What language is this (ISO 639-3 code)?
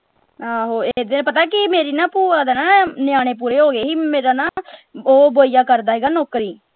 pan